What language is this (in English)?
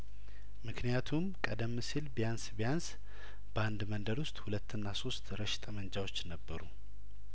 Amharic